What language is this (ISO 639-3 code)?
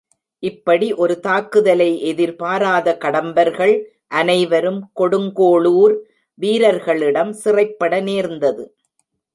tam